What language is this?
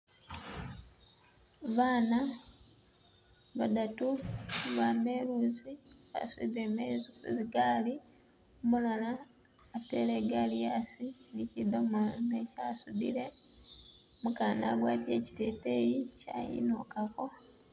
Masaaba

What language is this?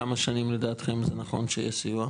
Hebrew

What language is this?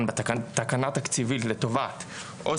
Hebrew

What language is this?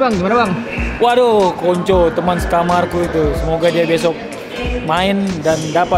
Indonesian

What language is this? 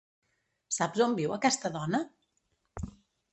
Catalan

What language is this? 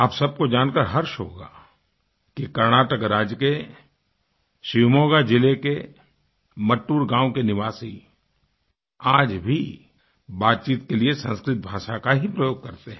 Hindi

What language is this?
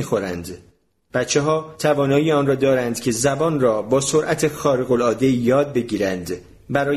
Persian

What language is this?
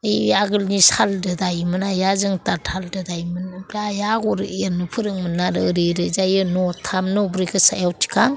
Bodo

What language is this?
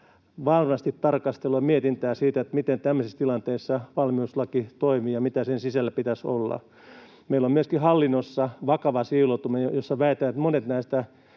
Finnish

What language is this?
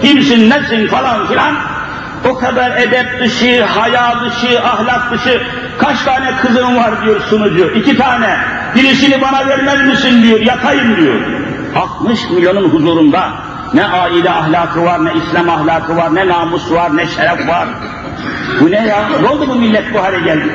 Turkish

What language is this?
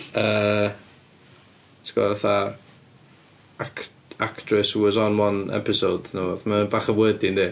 Welsh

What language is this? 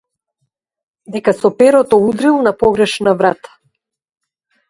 Macedonian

